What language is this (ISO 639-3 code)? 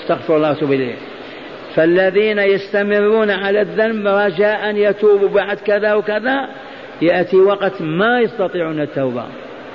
ara